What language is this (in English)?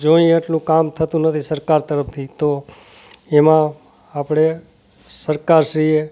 Gujarati